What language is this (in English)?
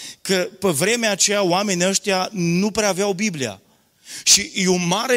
Romanian